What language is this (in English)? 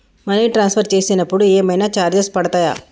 Telugu